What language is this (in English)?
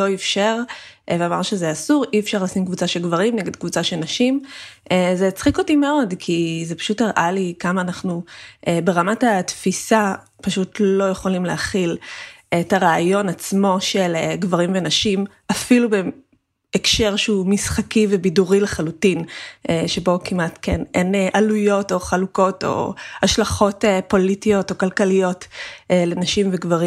Hebrew